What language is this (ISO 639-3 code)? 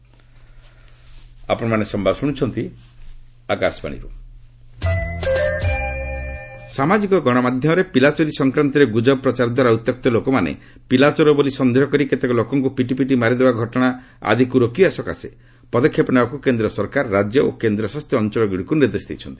ori